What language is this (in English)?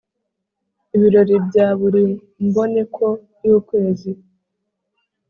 Kinyarwanda